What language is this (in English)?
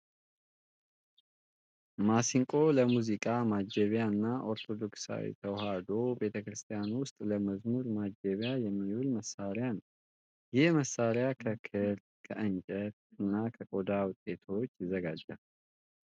Amharic